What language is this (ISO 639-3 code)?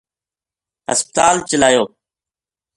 gju